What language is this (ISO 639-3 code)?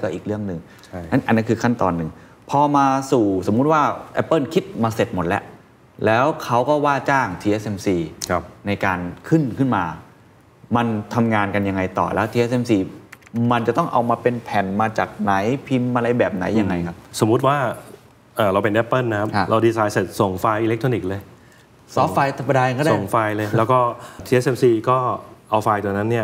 tha